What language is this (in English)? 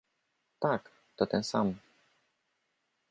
Polish